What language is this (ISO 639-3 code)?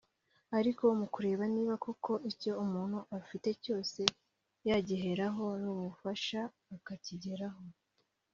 kin